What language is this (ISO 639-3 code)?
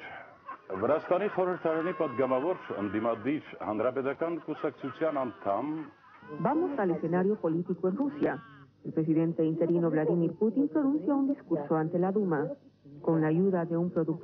spa